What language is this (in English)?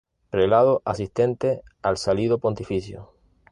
Spanish